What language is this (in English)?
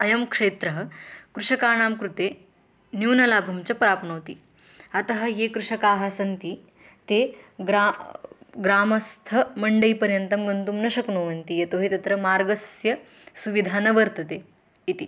Sanskrit